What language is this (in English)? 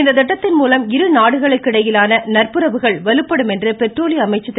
Tamil